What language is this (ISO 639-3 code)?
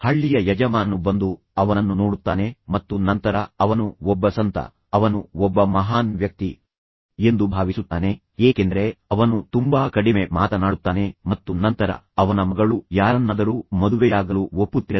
kan